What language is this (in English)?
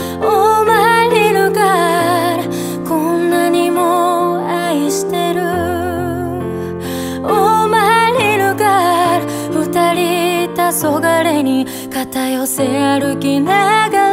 Japanese